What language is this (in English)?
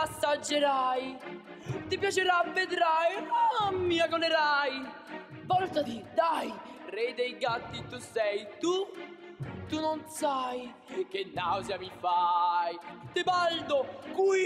Italian